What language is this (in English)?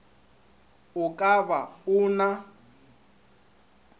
Northern Sotho